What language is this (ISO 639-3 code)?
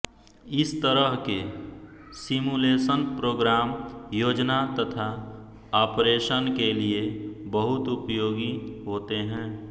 hin